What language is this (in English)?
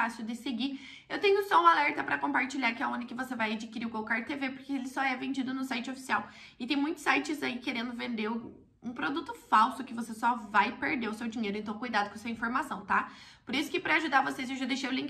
Portuguese